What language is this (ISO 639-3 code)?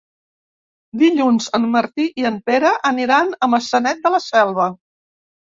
cat